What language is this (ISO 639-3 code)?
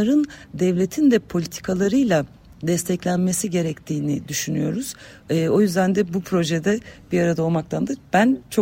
tur